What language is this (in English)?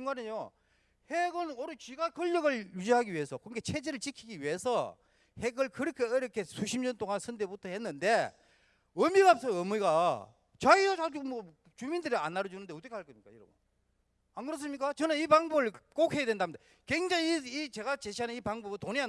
Korean